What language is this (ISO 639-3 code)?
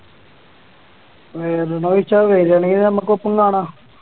mal